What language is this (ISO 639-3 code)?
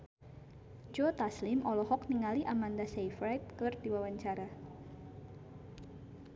sun